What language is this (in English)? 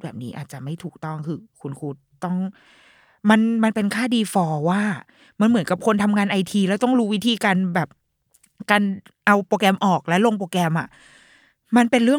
Thai